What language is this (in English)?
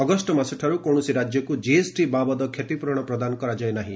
Odia